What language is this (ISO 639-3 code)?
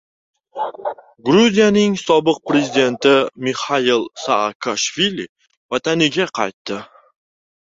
uzb